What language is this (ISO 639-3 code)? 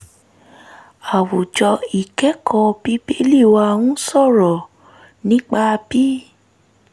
yor